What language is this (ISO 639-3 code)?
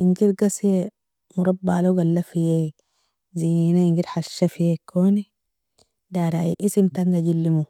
fia